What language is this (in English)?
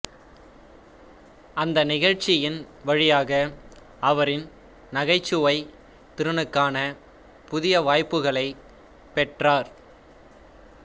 Tamil